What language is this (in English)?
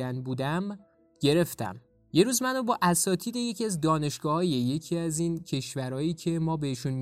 Persian